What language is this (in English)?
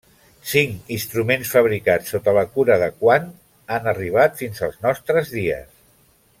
Catalan